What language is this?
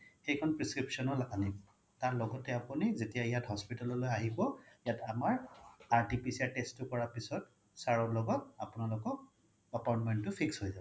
Assamese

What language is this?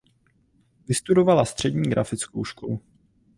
Czech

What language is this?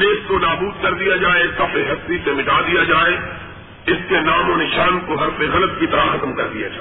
Urdu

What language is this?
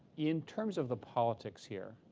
English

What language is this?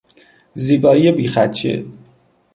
Persian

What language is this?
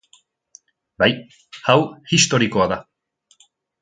Basque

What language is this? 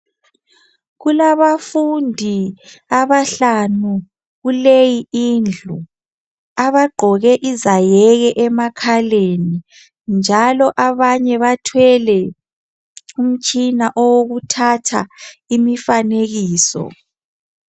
North Ndebele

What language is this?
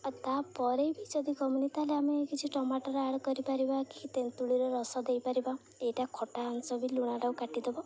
Odia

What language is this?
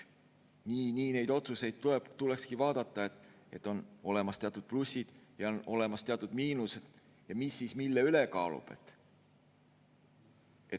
Estonian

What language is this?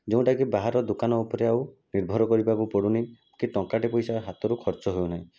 Odia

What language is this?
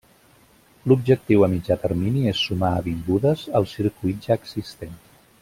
Catalan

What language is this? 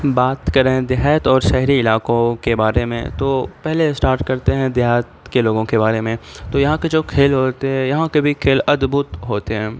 Urdu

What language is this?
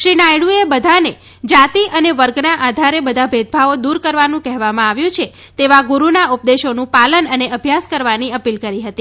Gujarati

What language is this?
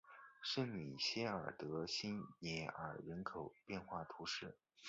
Chinese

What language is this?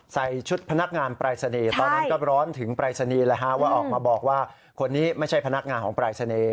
Thai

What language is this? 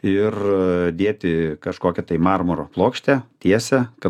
Lithuanian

